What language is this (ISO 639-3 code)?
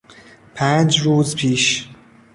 fas